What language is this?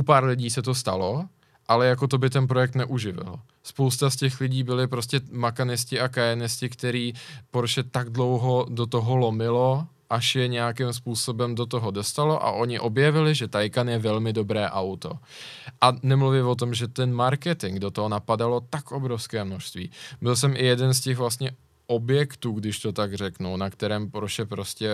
Czech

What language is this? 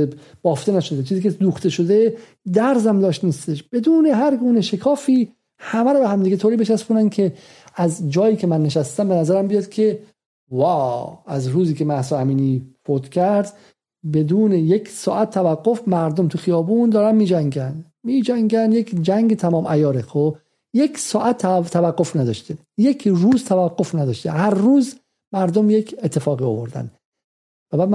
Persian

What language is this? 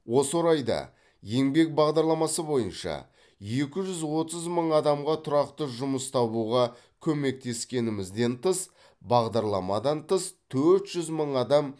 Kazakh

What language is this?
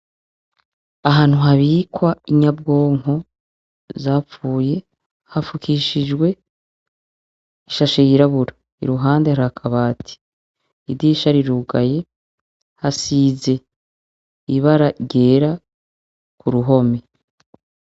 Rundi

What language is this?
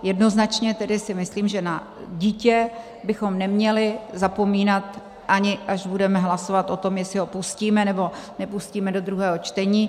Czech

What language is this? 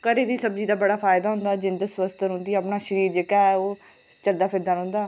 Dogri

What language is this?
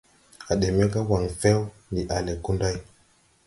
Tupuri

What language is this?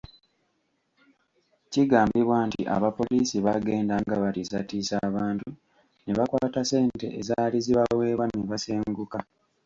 Ganda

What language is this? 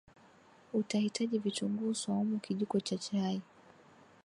Swahili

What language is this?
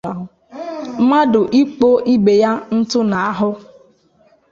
Igbo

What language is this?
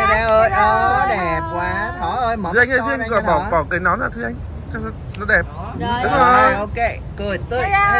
Vietnamese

